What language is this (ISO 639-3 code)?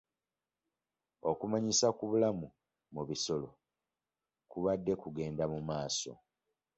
lug